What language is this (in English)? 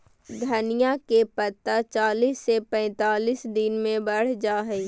Magahi